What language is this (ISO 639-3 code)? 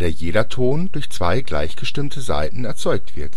deu